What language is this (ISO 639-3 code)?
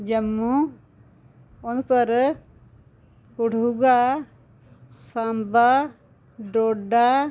doi